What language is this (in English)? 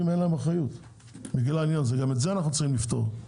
Hebrew